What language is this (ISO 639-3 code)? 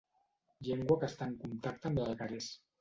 cat